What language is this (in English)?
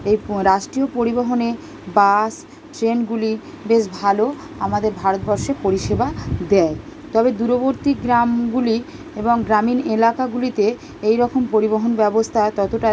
Bangla